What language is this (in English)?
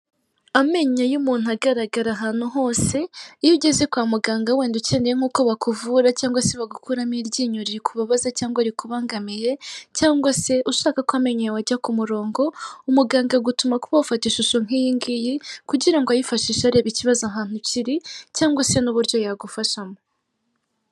Kinyarwanda